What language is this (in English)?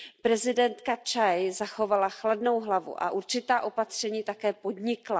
Czech